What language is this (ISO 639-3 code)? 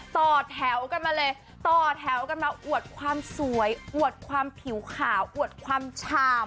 tha